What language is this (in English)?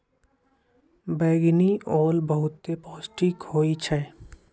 Magahi